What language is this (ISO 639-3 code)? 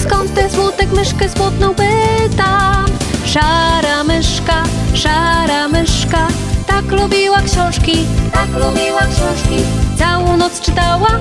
pol